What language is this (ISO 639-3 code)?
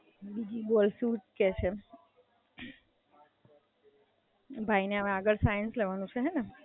guj